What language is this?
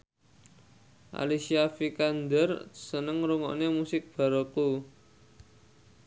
Javanese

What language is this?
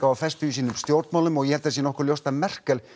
Icelandic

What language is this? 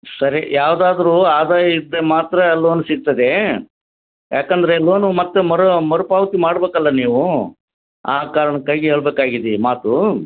Kannada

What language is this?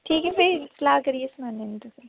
Dogri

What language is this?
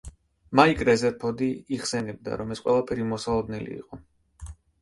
Georgian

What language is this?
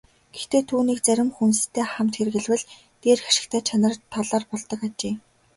Mongolian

